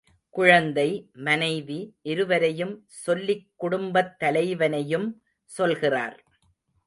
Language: Tamil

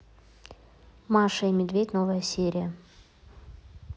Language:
Russian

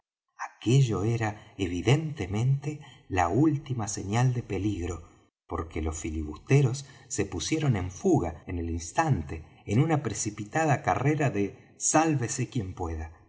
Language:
Spanish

